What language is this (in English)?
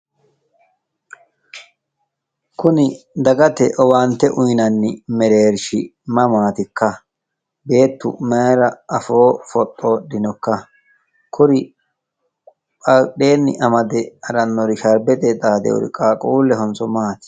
Sidamo